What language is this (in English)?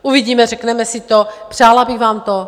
Czech